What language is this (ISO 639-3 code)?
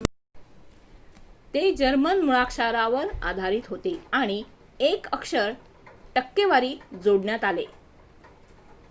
mar